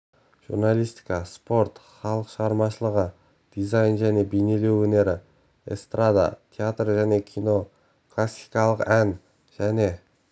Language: Kazakh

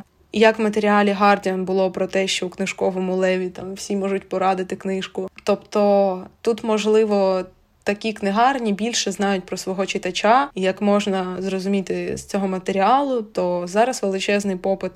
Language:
Ukrainian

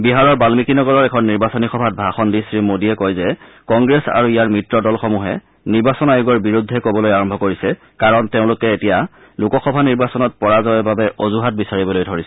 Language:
Assamese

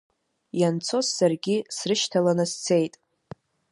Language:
Abkhazian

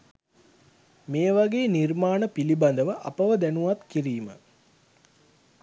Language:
Sinhala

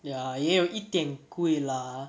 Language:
English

